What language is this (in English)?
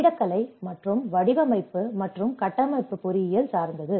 Tamil